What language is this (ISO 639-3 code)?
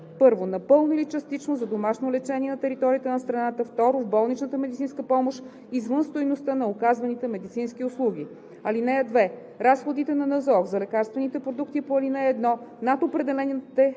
bul